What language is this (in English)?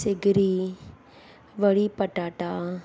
Sindhi